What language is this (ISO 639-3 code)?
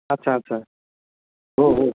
nep